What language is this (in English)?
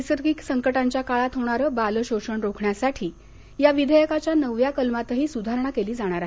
Marathi